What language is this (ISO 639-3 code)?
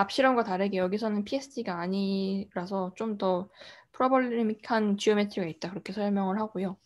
kor